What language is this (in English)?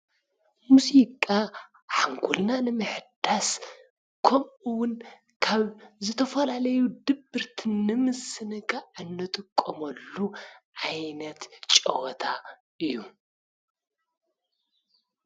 Tigrinya